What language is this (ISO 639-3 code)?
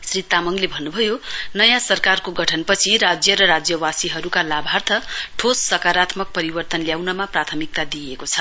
nep